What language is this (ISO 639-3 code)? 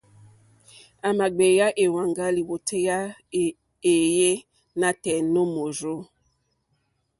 bri